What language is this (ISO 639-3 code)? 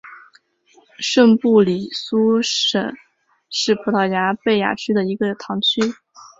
zho